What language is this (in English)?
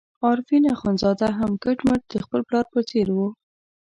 Pashto